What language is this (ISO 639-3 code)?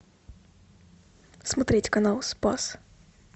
rus